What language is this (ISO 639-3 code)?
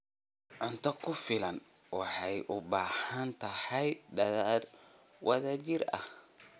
som